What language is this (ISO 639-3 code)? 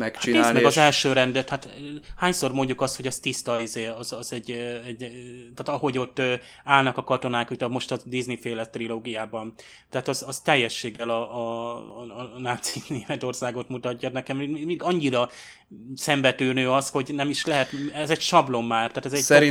hun